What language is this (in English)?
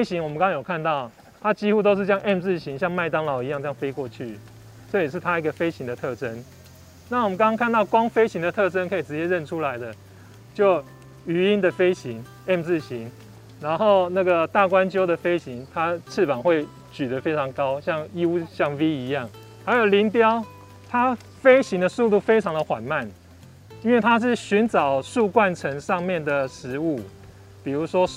Chinese